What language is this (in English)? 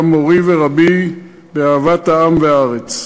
Hebrew